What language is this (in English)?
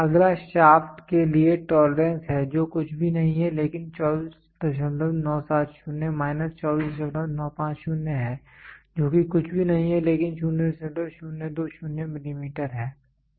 Hindi